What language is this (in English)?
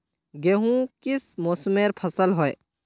Magahi